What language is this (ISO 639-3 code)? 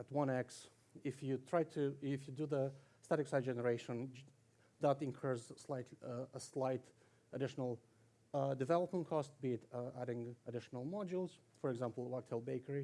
eng